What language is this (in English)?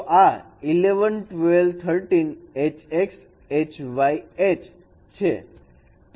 Gujarati